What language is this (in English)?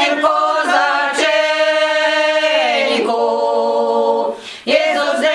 Ukrainian